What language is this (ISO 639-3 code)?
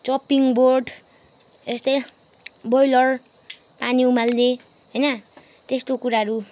nep